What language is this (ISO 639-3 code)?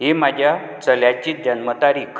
kok